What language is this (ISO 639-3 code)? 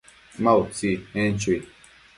mcf